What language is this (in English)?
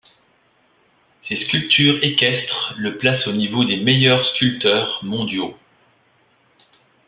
French